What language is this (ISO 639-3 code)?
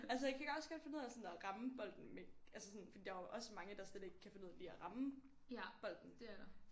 dan